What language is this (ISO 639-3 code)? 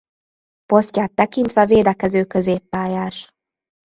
hun